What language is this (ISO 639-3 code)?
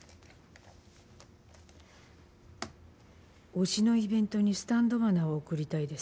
jpn